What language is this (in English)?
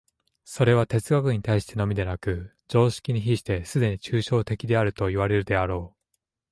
Japanese